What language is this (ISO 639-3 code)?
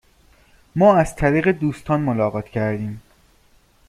fas